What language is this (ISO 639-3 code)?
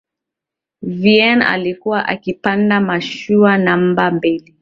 swa